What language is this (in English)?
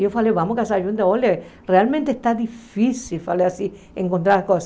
Portuguese